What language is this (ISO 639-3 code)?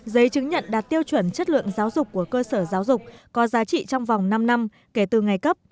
vie